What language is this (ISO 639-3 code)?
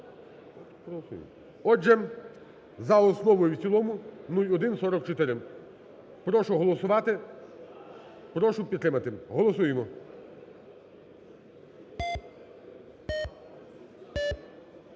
ukr